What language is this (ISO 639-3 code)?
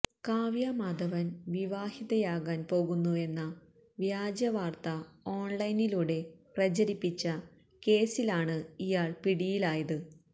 mal